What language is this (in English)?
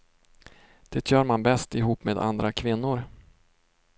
Swedish